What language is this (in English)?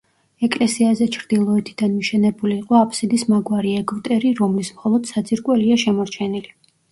Georgian